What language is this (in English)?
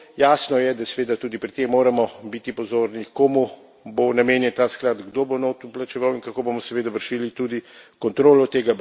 Slovenian